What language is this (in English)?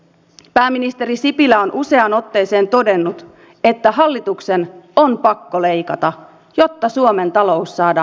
Finnish